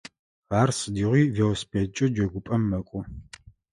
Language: Adyghe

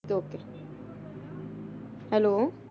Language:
Punjabi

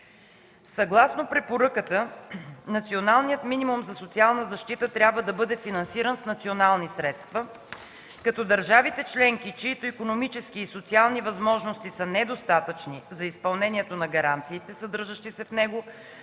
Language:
Bulgarian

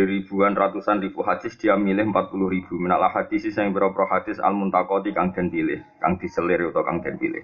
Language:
Malay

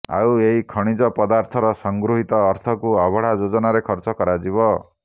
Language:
Odia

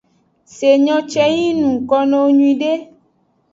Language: Aja (Benin)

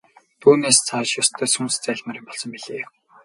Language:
Mongolian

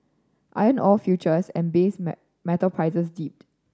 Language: English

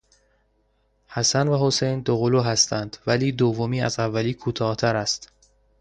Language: Persian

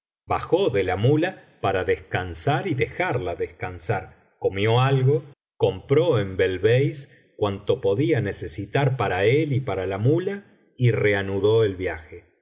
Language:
Spanish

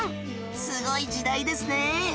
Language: Japanese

